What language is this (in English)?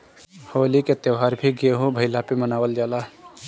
Bhojpuri